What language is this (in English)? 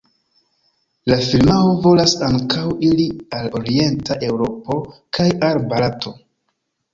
Esperanto